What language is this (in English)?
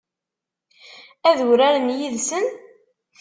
Kabyle